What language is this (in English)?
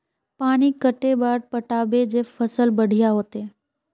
Magahi